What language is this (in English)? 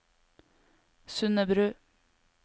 Norwegian